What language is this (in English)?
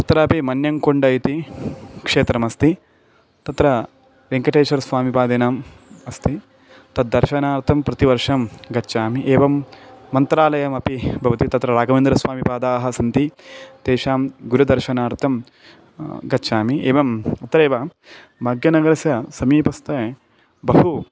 Sanskrit